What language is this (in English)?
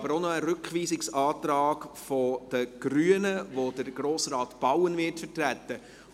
Swiss German